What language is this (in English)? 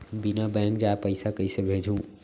Chhattisgarhi